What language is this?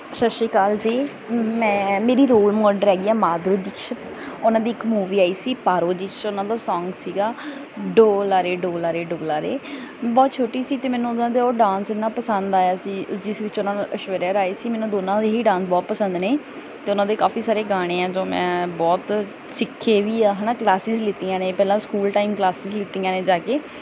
Punjabi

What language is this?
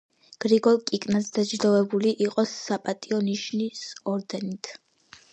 Georgian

